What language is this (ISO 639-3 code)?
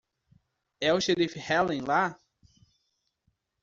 por